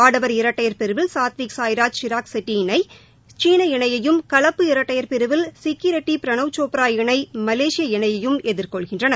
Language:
Tamil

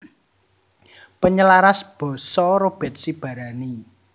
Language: Javanese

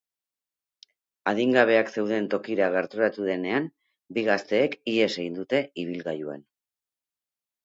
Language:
Basque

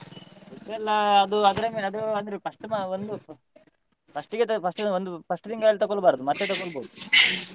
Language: Kannada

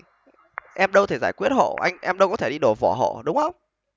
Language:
Vietnamese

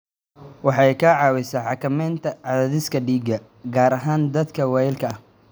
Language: Somali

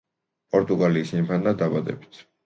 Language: Georgian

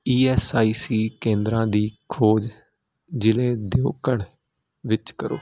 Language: Punjabi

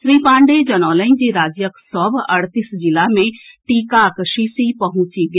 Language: Maithili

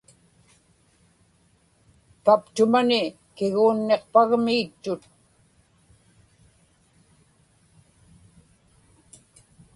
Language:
Inupiaq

